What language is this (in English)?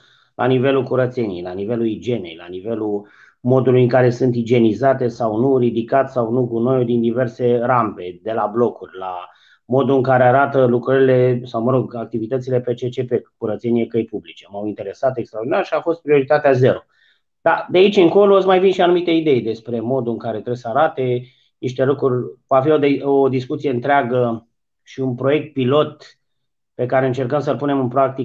Romanian